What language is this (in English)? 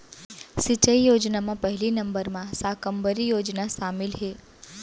Chhattisgarhi